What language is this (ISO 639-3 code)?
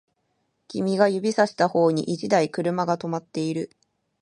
jpn